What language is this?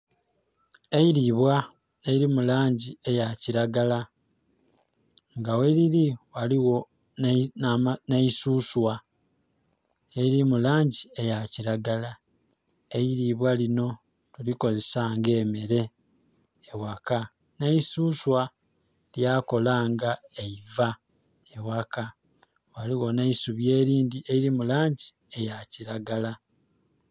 Soga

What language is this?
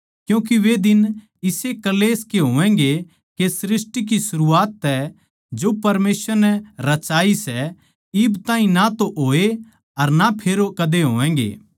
Haryanvi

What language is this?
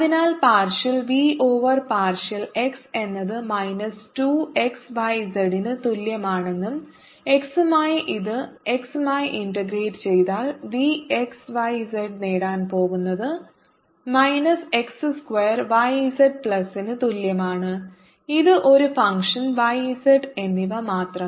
Malayalam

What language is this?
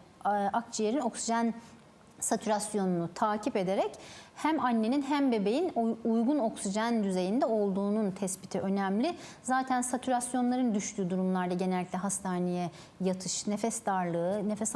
Turkish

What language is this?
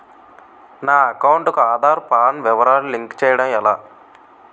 Telugu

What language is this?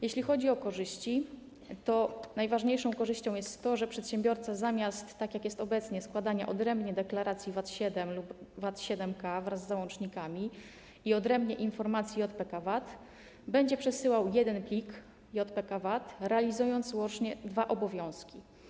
Polish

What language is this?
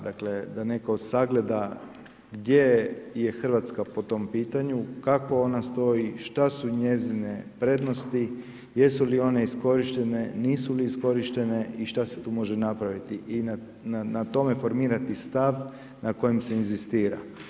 Croatian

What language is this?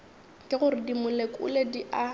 Northern Sotho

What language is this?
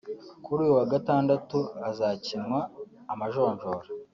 Kinyarwanda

